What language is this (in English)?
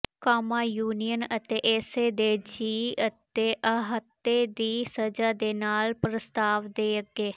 Punjabi